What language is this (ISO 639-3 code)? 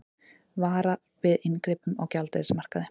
isl